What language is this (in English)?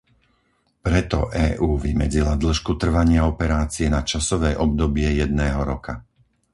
Slovak